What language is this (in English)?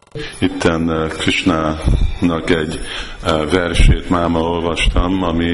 Hungarian